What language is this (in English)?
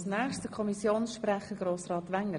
Swiss German